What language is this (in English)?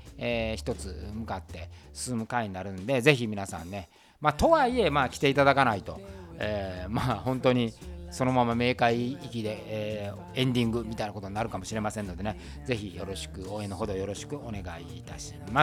Japanese